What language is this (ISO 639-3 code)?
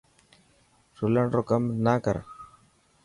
mki